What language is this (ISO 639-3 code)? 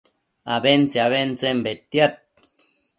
mcf